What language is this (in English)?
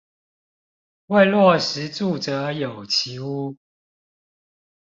Chinese